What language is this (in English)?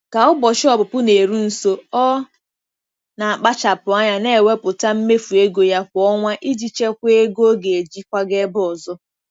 Igbo